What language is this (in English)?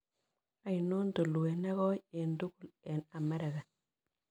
Kalenjin